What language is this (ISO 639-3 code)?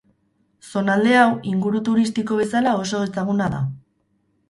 eus